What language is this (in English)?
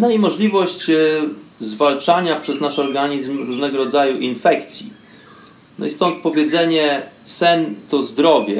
Polish